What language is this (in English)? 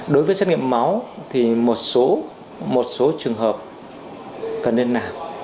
Vietnamese